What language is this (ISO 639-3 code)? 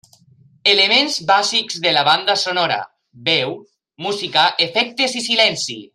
cat